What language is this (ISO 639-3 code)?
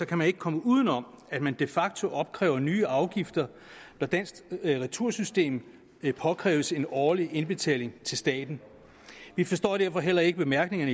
dan